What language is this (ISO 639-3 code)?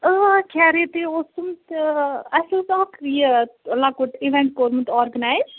kas